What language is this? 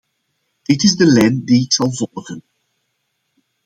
Dutch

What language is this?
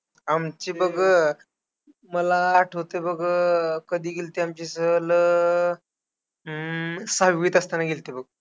Marathi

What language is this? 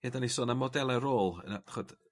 Welsh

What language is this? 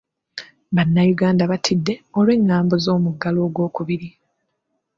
Ganda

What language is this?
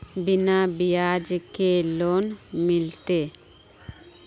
Magahi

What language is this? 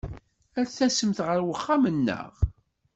Kabyle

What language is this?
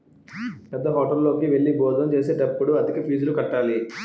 Telugu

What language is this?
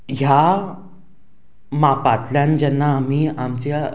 Konkani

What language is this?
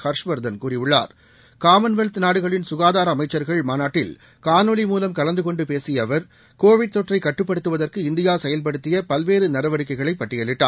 Tamil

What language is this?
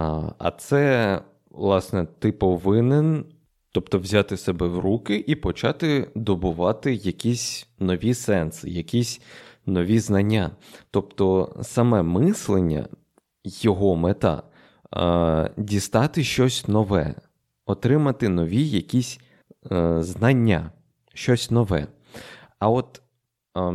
Ukrainian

